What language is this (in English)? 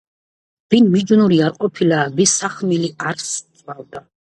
Georgian